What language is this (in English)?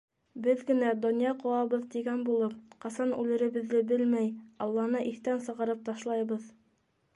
Bashkir